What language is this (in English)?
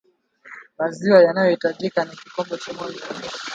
Swahili